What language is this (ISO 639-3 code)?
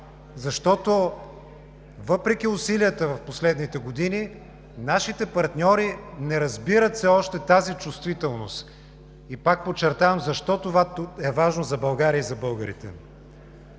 bul